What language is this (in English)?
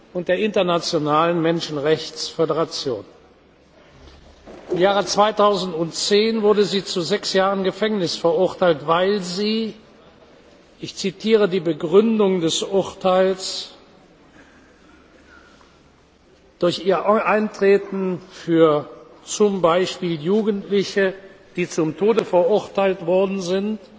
German